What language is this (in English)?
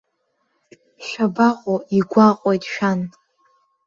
Abkhazian